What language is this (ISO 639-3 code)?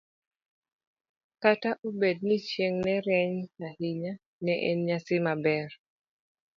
luo